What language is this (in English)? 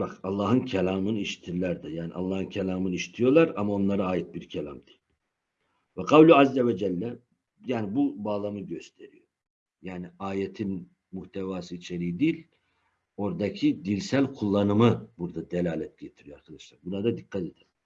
Turkish